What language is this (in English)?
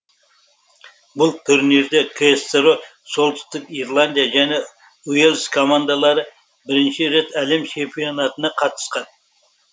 Kazakh